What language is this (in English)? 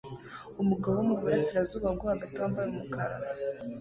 Kinyarwanda